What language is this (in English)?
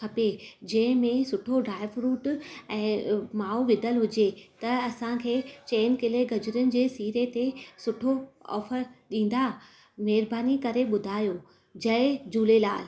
Sindhi